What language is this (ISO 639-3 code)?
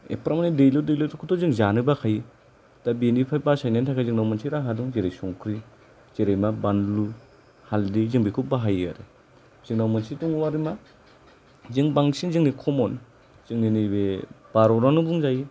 brx